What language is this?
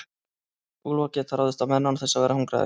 Icelandic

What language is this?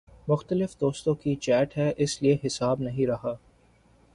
Urdu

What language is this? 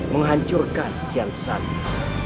Indonesian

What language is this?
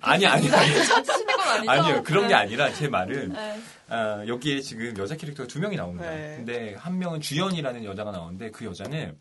Korean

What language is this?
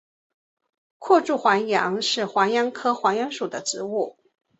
Chinese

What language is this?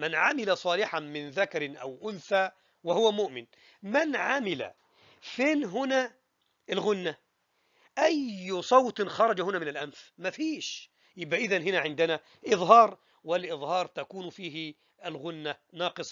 Arabic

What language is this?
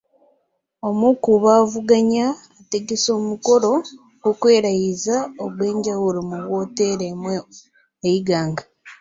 Ganda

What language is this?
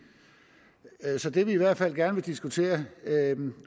Danish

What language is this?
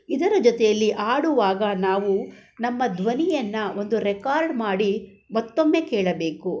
Kannada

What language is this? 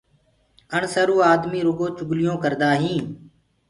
Gurgula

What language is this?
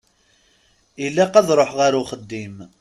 Kabyle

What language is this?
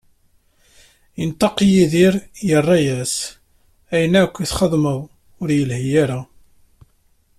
Kabyle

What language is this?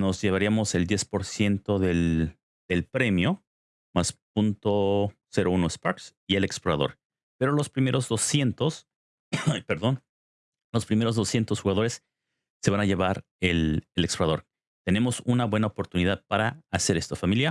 Spanish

